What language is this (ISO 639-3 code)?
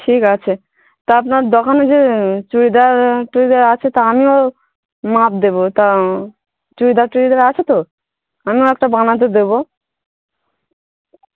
ben